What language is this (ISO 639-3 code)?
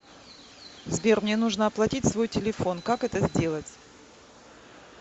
rus